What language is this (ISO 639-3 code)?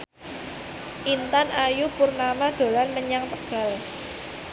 jav